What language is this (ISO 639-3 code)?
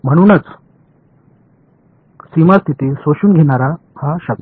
mar